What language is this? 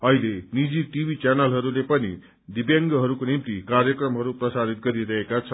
Nepali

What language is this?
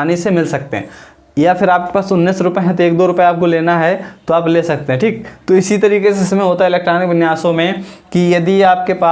Hindi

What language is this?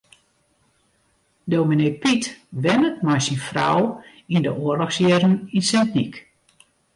Western Frisian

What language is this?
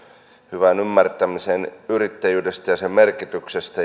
Finnish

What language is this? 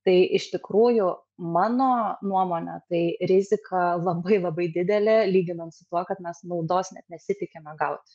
Lithuanian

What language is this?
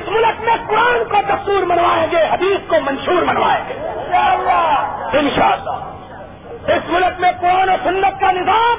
Urdu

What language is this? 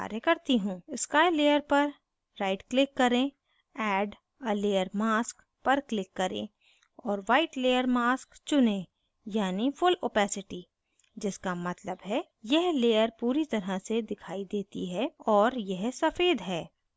Hindi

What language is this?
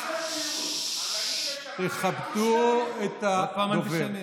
Hebrew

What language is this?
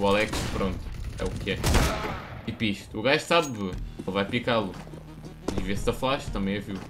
Portuguese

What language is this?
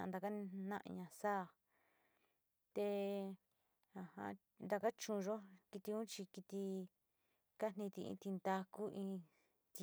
Sinicahua Mixtec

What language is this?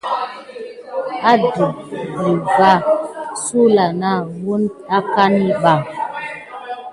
Gidar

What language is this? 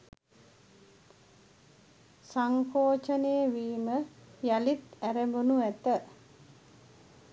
Sinhala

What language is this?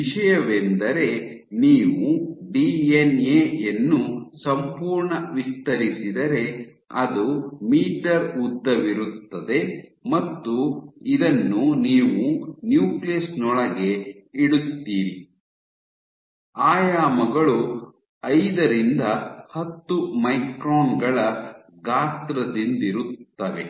Kannada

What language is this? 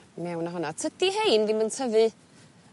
Welsh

